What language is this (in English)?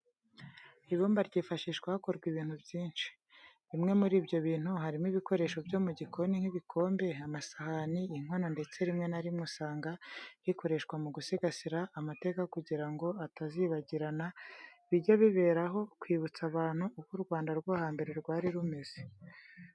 Kinyarwanda